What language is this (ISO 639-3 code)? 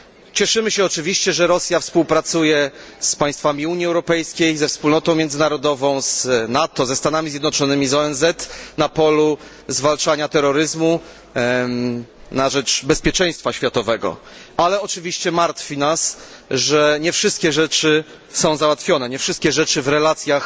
pol